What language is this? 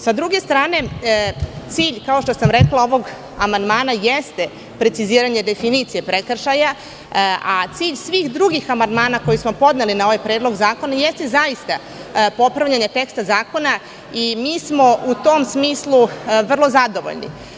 Serbian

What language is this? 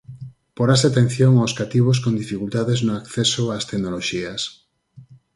Galician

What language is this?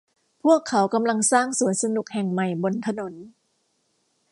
Thai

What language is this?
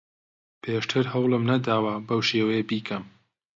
Central Kurdish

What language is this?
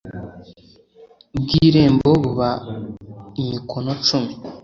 Kinyarwanda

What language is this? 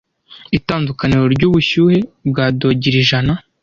Kinyarwanda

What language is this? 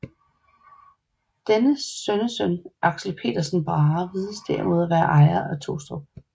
Danish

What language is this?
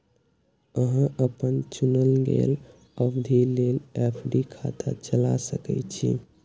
Maithili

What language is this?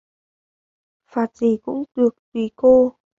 Vietnamese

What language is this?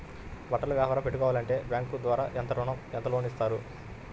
Telugu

